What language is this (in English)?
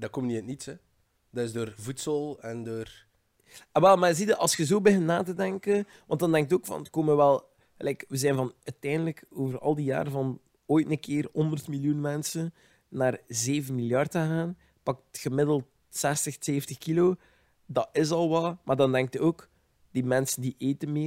Dutch